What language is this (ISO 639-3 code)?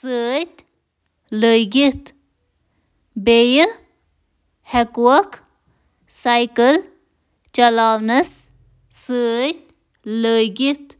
kas